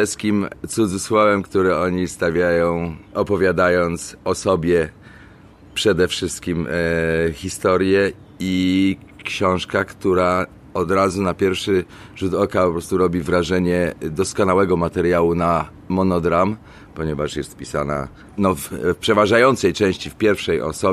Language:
Polish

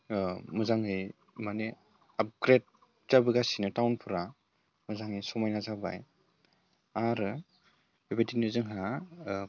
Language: Bodo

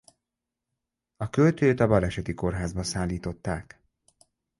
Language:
Hungarian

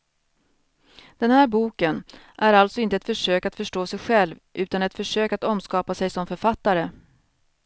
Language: Swedish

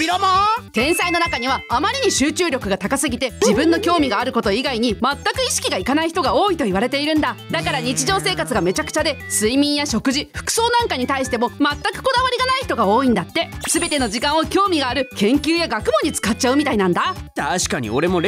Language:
Japanese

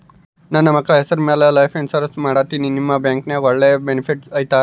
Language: Kannada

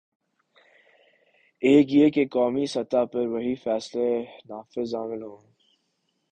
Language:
Urdu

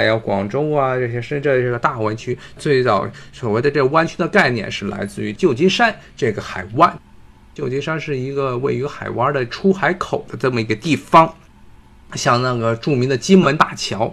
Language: Chinese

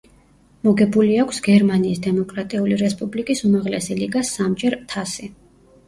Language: Georgian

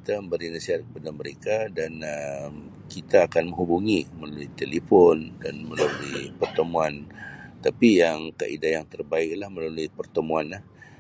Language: Sabah Malay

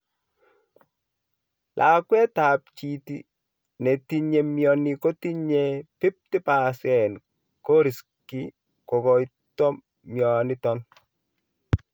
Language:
Kalenjin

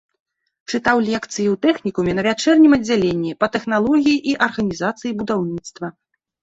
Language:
Belarusian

